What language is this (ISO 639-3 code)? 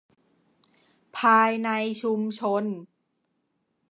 tha